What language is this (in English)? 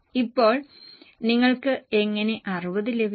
Malayalam